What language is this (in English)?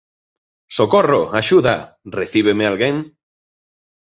Galician